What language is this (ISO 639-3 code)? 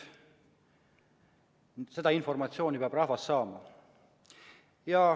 est